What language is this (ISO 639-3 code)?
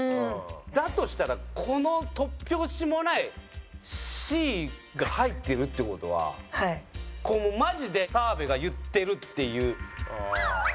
jpn